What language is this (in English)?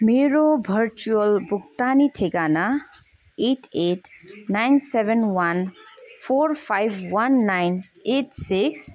Nepali